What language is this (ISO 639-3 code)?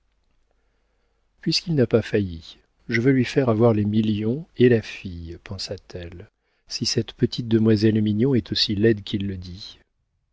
fra